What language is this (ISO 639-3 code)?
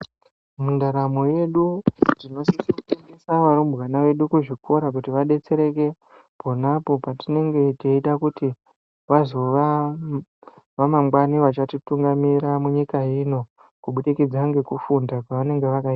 ndc